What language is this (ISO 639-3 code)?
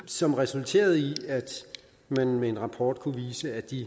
dan